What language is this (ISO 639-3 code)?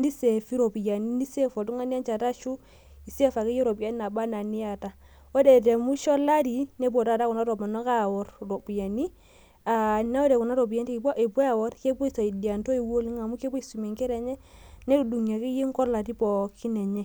mas